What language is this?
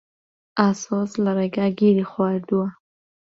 Central Kurdish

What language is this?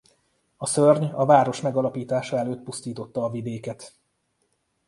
Hungarian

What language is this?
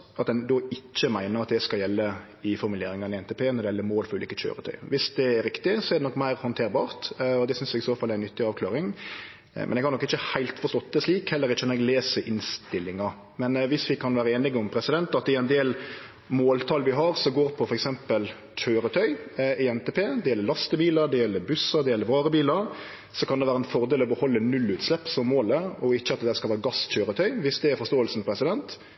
Norwegian Nynorsk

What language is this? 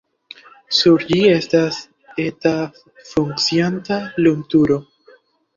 Esperanto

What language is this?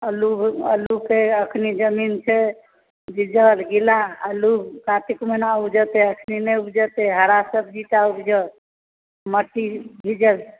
Maithili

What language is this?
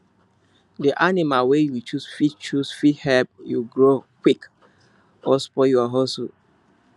Nigerian Pidgin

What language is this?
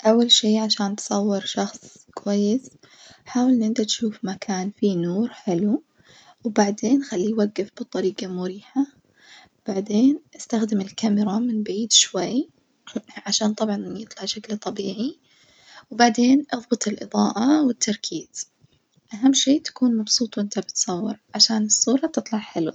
Najdi Arabic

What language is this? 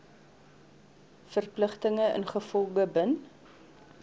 Afrikaans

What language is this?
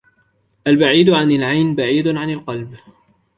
Arabic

